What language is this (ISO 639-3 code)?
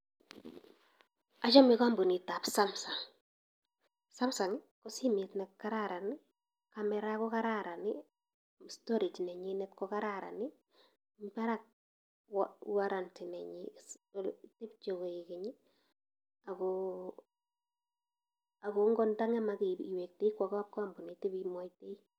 kln